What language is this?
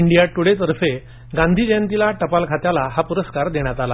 Marathi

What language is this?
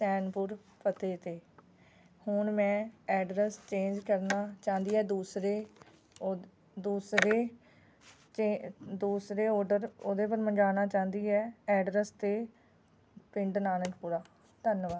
Punjabi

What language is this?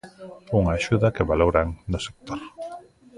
Galician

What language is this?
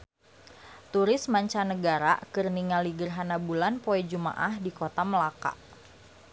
Sundanese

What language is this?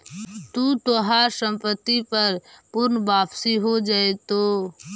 Magahi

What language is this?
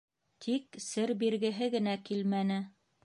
Bashkir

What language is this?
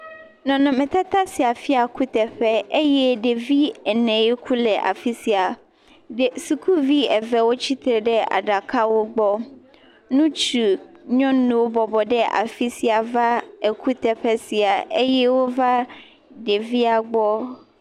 Ewe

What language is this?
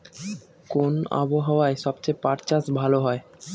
Bangla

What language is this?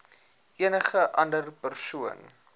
Afrikaans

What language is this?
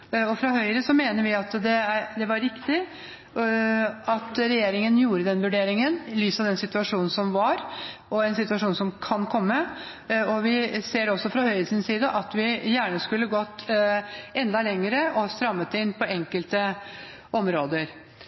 Norwegian Bokmål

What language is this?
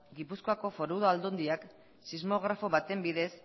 Basque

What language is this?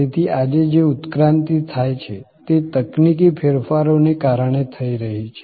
Gujarati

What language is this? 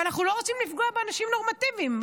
Hebrew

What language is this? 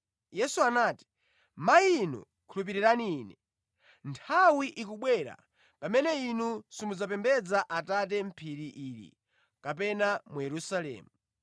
Nyanja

